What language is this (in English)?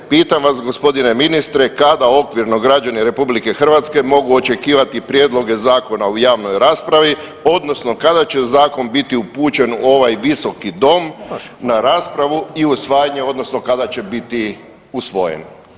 Croatian